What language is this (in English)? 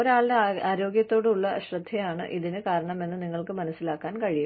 Malayalam